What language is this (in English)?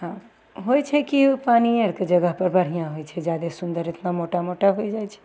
Maithili